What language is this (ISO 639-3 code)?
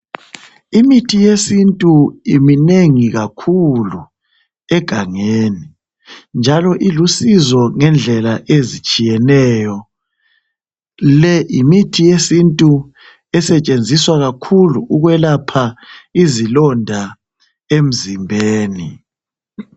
nde